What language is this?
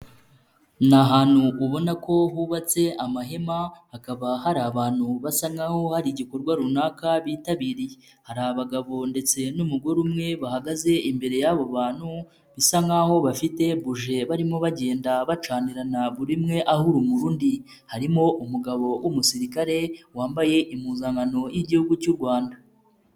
Kinyarwanda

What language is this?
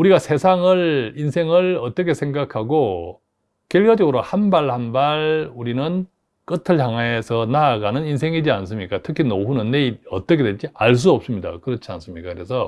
Korean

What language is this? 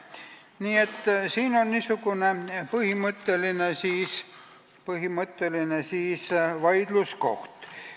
Estonian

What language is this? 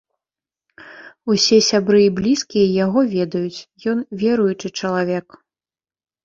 Belarusian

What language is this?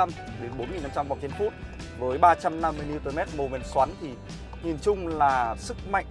Vietnamese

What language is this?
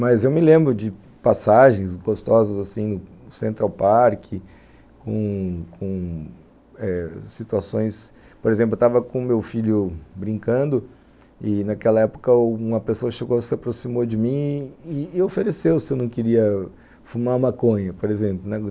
Portuguese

